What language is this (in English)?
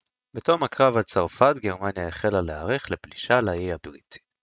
Hebrew